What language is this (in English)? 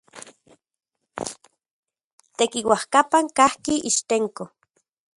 Central Puebla Nahuatl